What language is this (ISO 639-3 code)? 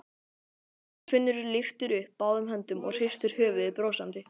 isl